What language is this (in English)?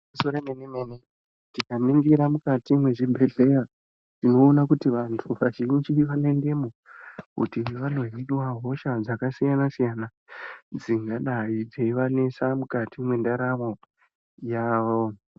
Ndau